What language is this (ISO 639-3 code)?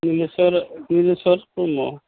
brx